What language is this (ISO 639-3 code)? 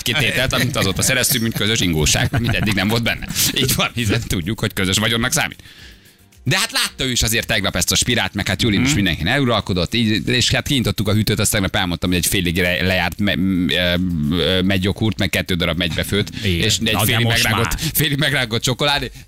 hun